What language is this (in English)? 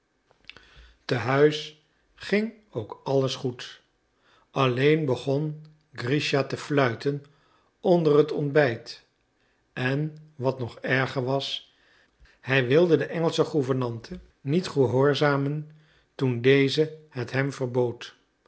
Dutch